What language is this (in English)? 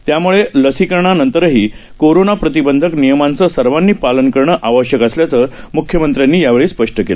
Marathi